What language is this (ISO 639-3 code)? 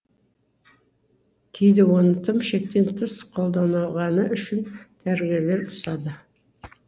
kaz